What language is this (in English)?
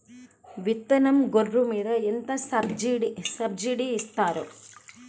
Telugu